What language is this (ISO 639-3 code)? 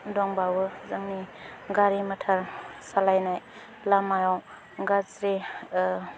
brx